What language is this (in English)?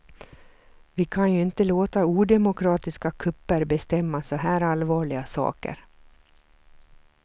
Swedish